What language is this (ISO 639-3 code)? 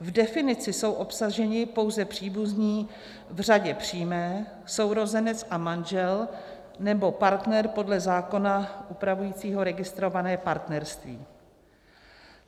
ces